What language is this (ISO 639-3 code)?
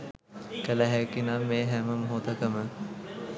sin